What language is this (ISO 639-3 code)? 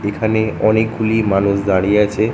ben